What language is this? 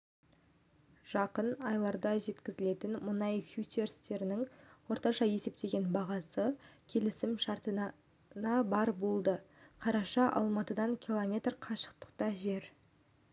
Kazakh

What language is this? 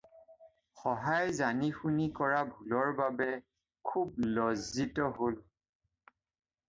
Assamese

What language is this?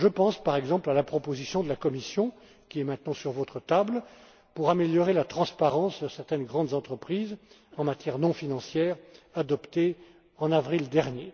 French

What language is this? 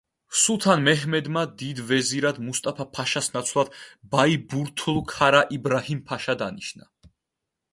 Georgian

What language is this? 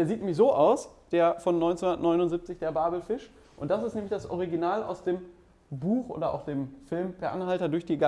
German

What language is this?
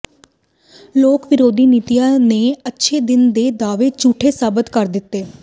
Punjabi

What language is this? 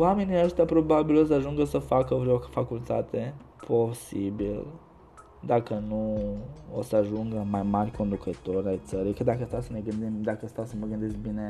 Romanian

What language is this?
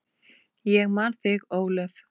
Icelandic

